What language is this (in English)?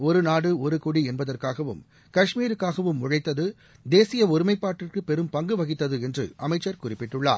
Tamil